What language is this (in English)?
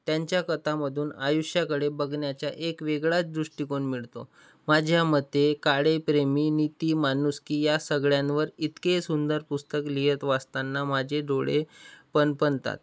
Marathi